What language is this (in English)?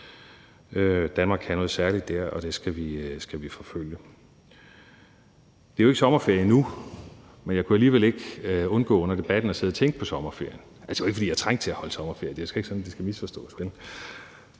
Danish